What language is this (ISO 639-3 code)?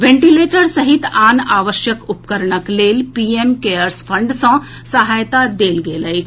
mai